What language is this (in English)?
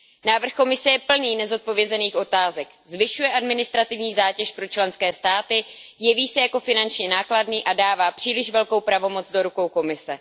Czech